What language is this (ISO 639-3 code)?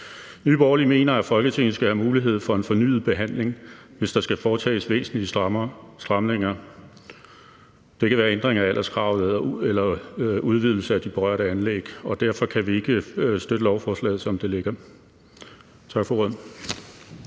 dan